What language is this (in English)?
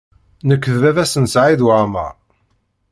Kabyle